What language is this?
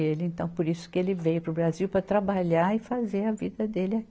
Portuguese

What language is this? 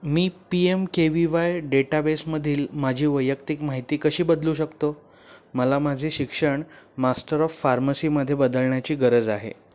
Marathi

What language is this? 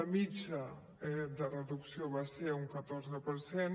Catalan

